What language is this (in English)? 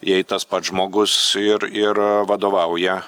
Lithuanian